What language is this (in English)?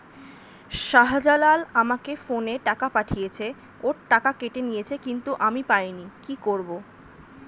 Bangla